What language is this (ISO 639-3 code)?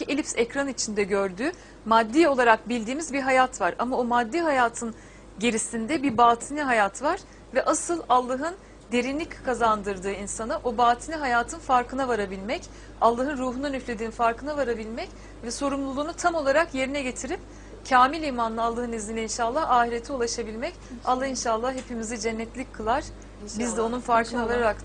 tur